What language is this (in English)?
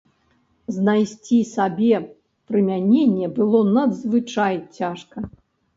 Belarusian